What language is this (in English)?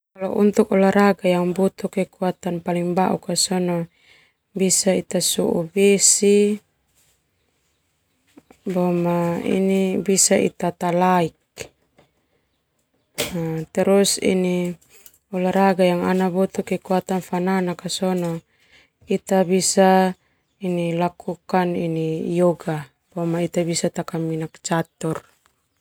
Termanu